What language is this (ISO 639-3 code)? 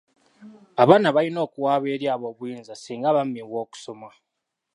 lug